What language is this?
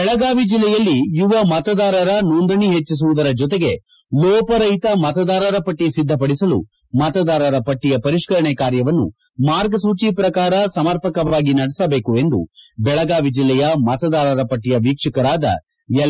Kannada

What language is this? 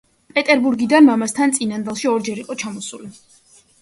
Georgian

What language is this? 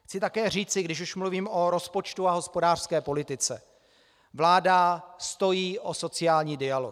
Czech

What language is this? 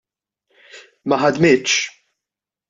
Maltese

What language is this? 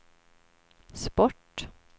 Swedish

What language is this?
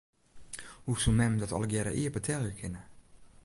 Western Frisian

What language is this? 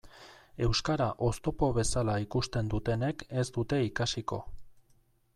Basque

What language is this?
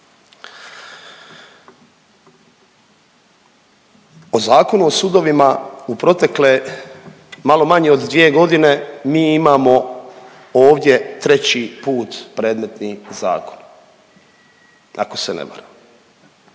Croatian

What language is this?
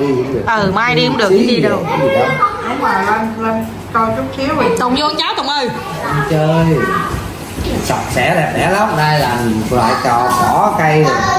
Vietnamese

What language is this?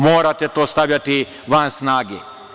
Serbian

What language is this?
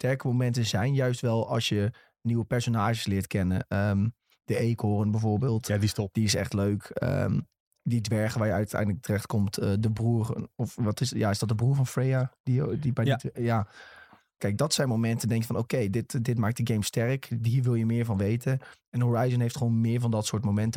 Dutch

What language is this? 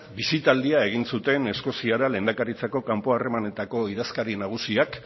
Basque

